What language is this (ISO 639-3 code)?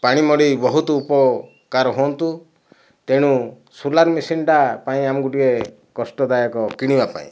ori